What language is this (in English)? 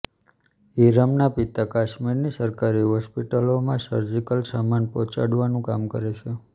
Gujarati